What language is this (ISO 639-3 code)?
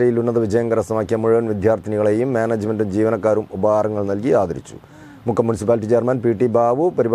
mal